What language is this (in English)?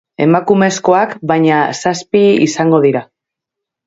Basque